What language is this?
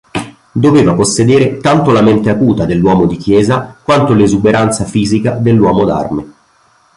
Italian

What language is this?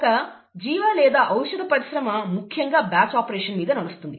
Telugu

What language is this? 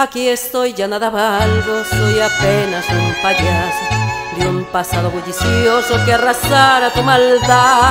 Spanish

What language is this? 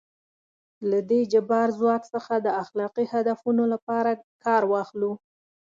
Pashto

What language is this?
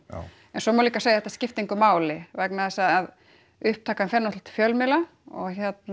Icelandic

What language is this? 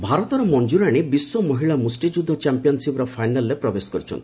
Odia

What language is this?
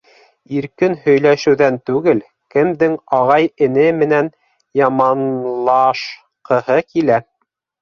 Bashkir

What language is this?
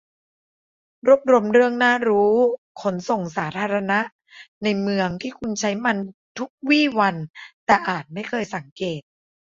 Thai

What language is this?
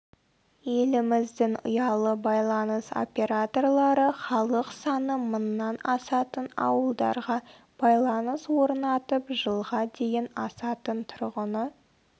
Kazakh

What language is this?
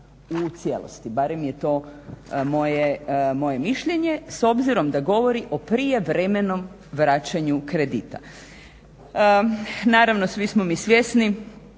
Croatian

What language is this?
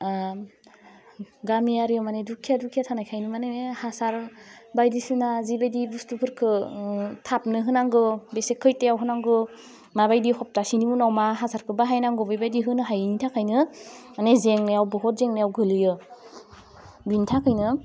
Bodo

